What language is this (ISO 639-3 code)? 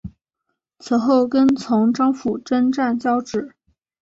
zho